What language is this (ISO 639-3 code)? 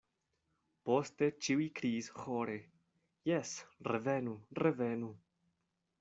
epo